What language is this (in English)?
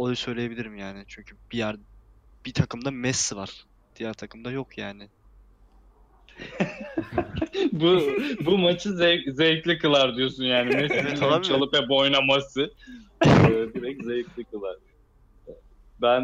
Turkish